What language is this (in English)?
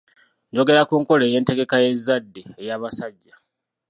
Ganda